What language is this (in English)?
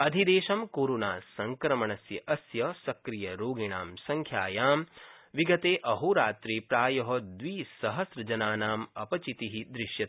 Sanskrit